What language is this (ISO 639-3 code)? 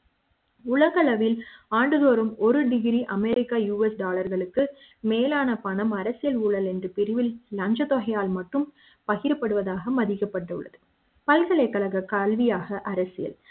tam